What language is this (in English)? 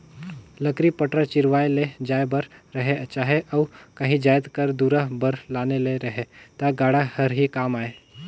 Chhattisgarhi